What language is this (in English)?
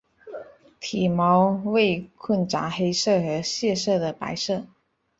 Chinese